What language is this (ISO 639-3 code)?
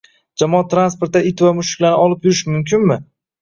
uzb